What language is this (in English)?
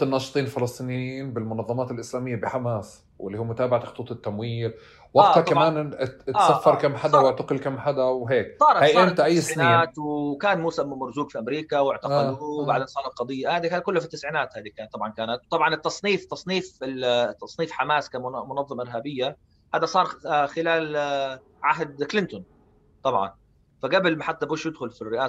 Arabic